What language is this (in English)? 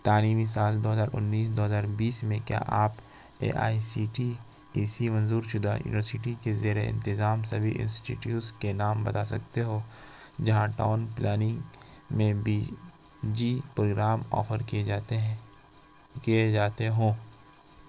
Urdu